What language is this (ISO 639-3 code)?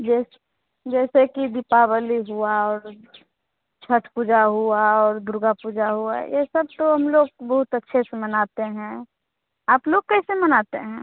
hin